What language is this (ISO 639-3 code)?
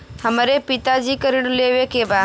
bho